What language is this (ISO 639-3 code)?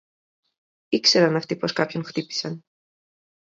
ell